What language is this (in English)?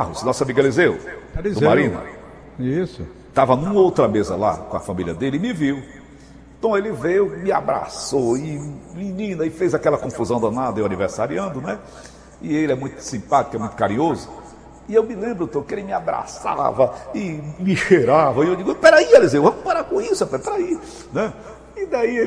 Portuguese